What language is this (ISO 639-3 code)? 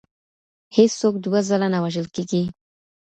pus